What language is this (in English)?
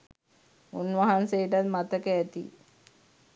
Sinhala